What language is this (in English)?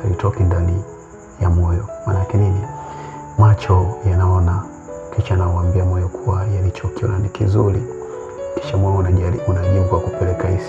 Swahili